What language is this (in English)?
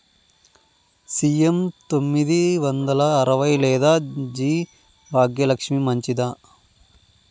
Telugu